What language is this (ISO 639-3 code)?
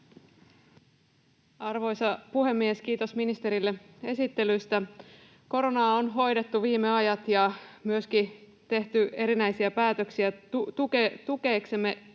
fin